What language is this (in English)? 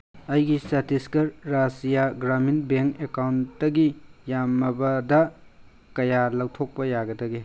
Manipuri